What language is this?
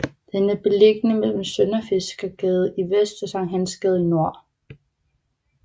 Danish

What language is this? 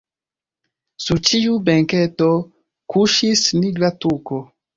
Esperanto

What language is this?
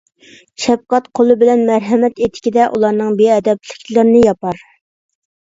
Uyghur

